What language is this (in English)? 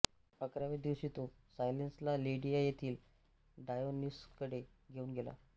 Marathi